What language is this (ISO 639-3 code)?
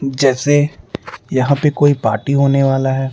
hin